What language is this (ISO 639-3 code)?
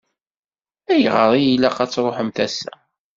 kab